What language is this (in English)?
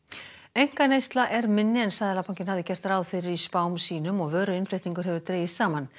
Icelandic